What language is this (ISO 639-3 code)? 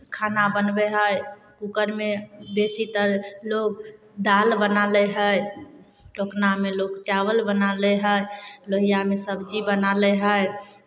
mai